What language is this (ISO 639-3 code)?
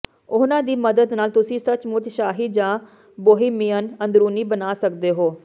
pan